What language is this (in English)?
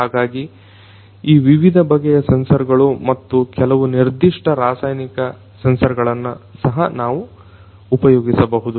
Kannada